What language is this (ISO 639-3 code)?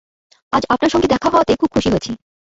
ben